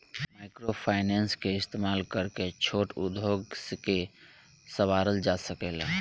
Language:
Bhojpuri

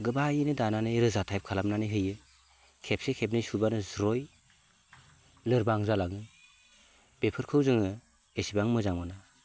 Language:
Bodo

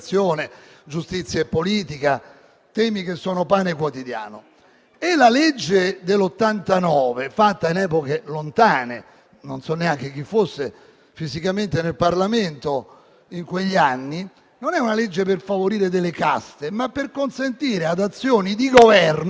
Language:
Italian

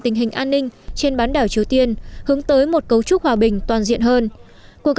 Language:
Vietnamese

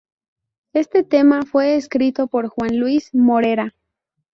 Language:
Spanish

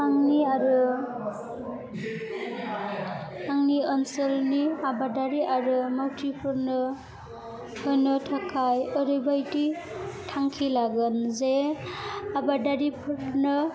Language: Bodo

